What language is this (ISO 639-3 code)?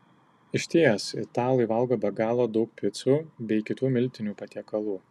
lit